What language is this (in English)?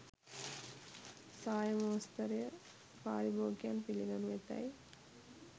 Sinhala